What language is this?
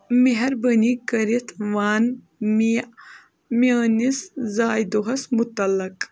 Kashmiri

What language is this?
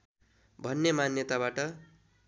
Nepali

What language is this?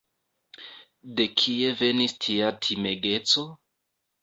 Esperanto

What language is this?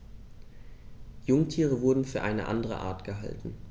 German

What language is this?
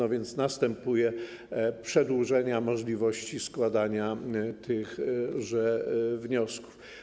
Polish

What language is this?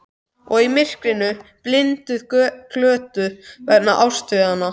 Icelandic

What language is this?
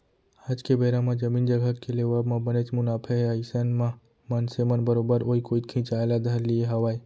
Chhattisgarhi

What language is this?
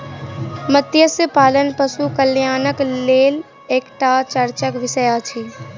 Maithili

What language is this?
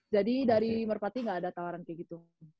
Indonesian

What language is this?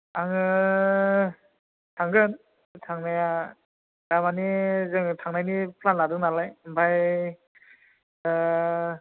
Bodo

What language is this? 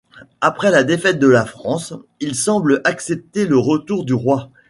French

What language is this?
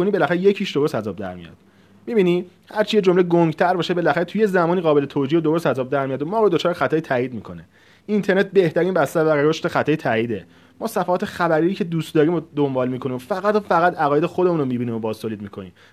Persian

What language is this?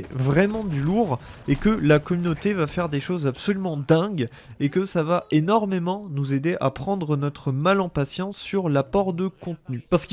French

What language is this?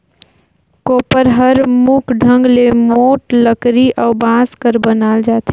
Chhattisgarhi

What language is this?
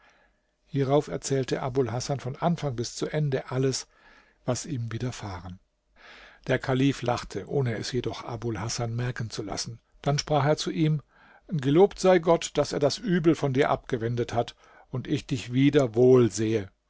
German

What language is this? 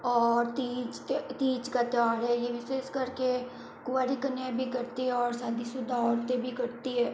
Hindi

